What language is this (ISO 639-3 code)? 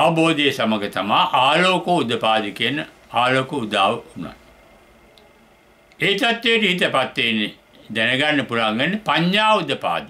tur